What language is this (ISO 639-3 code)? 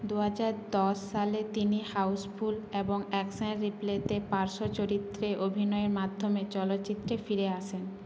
ben